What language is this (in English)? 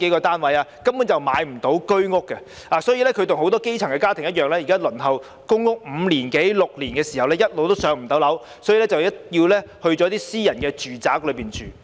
Cantonese